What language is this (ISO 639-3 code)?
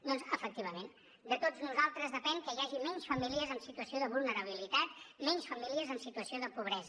cat